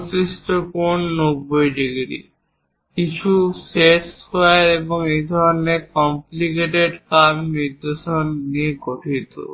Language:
Bangla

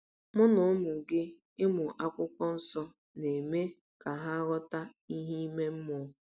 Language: Igbo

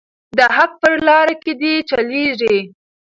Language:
Pashto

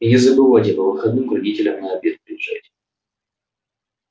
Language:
Russian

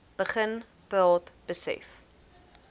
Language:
Afrikaans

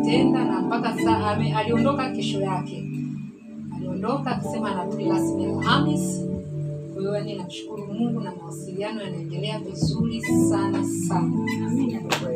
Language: Swahili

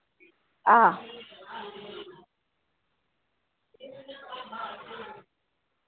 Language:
Dogri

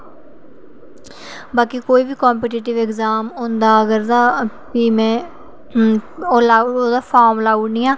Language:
Dogri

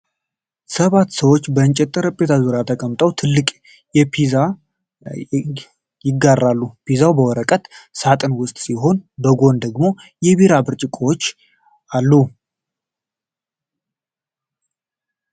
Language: Amharic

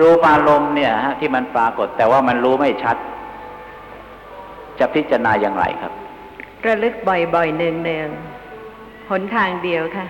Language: Thai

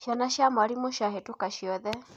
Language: Kikuyu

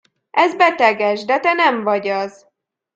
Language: Hungarian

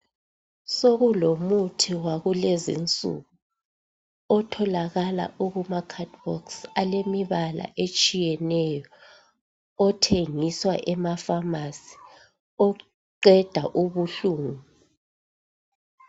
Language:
North Ndebele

